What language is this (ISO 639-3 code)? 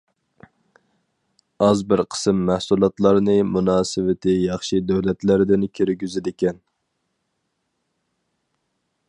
uig